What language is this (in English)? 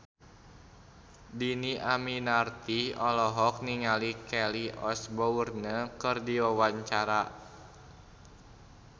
Sundanese